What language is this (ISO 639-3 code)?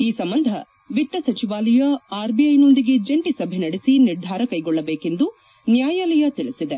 kan